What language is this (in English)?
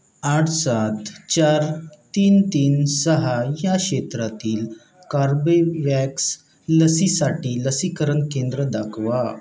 Marathi